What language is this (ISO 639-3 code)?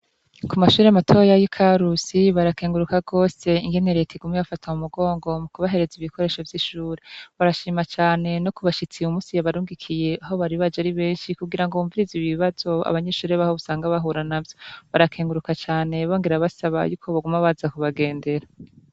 run